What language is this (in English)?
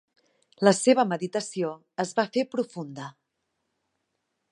Catalan